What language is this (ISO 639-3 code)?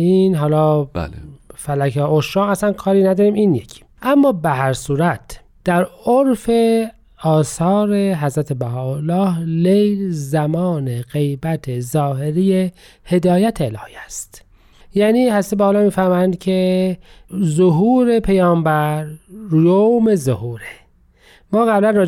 fas